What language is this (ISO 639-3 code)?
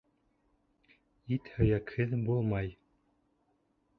bak